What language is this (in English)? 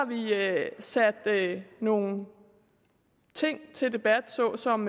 Danish